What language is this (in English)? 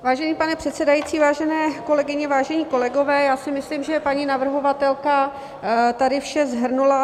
Czech